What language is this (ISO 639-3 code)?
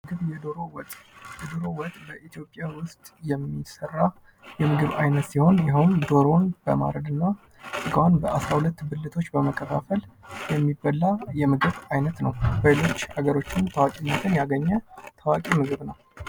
amh